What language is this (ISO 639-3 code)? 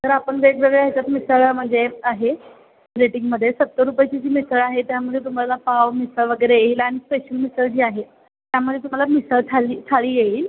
mar